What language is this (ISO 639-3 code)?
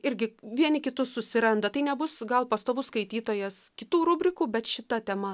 lit